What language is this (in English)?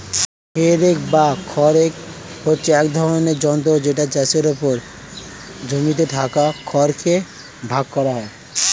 Bangla